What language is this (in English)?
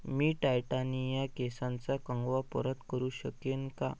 Marathi